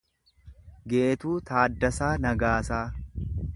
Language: Oromo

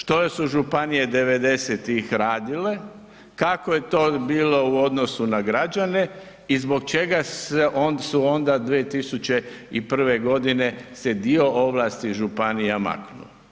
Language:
Croatian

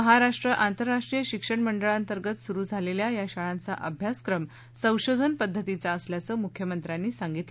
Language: Marathi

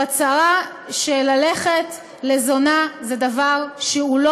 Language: Hebrew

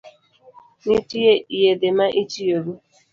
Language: Luo (Kenya and Tanzania)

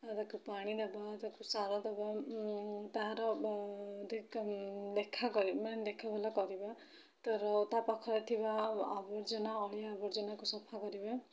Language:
Odia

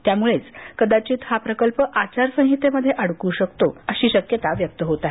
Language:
Marathi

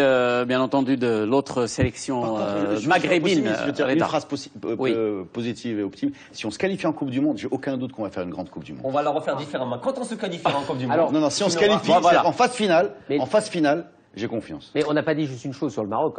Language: French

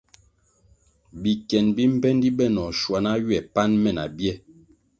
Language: Kwasio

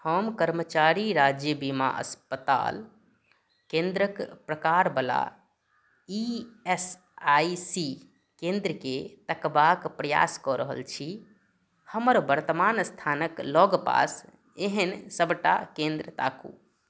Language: Maithili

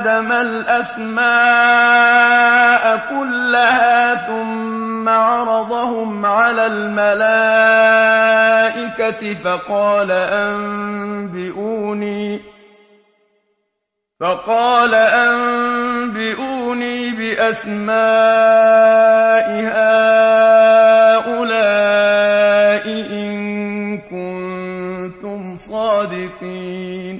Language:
Arabic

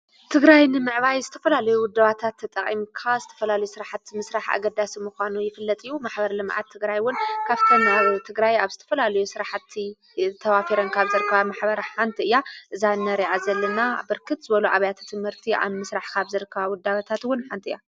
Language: Tigrinya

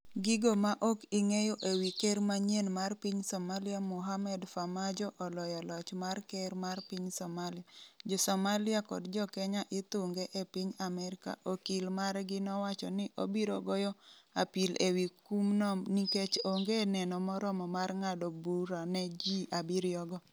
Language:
Luo (Kenya and Tanzania)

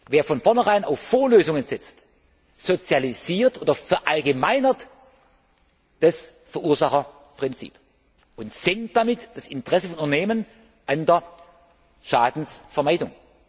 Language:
German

